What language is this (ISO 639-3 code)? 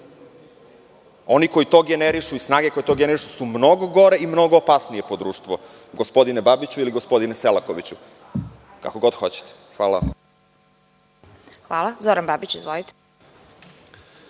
srp